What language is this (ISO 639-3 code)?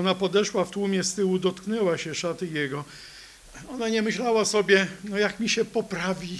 pol